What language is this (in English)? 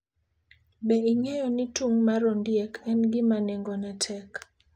Luo (Kenya and Tanzania)